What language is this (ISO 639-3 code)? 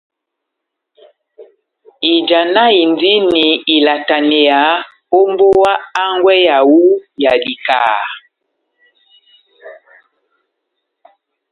bnm